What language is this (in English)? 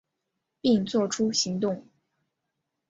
Chinese